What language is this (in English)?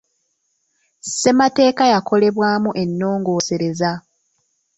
Ganda